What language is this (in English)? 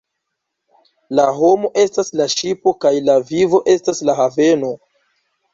Esperanto